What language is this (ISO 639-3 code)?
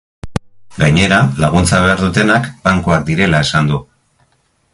eus